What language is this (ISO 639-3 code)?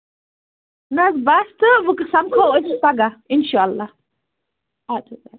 kas